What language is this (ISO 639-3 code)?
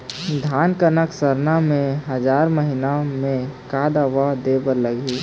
hne